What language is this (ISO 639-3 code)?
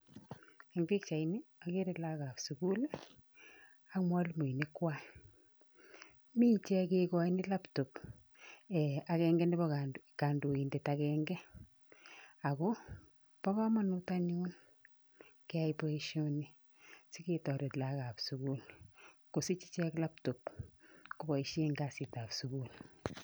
kln